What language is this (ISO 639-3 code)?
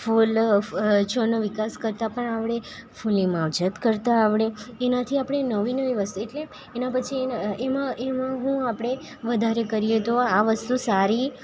guj